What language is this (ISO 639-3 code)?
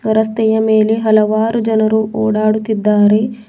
kan